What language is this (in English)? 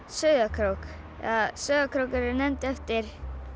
Icelandic